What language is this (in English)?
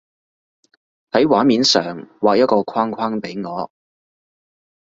Cantonese